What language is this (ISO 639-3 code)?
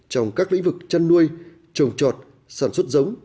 vie